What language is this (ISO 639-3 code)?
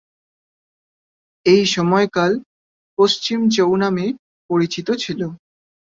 ben